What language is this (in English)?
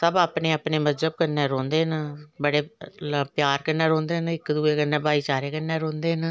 Dogri